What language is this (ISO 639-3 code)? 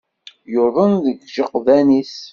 kab